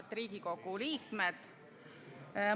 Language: Estonian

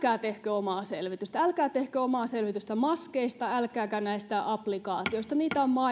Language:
Finnish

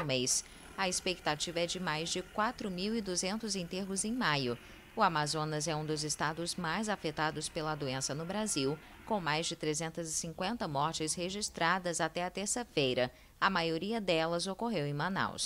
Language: Portuguese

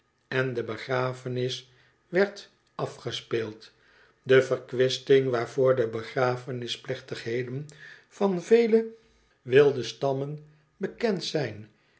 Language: Dutch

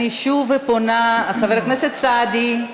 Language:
Hebrew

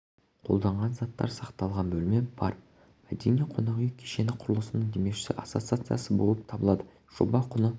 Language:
Kazakh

